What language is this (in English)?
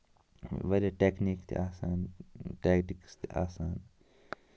Kashmiri